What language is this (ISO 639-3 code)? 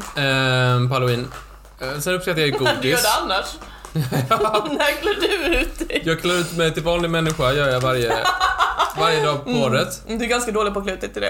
swe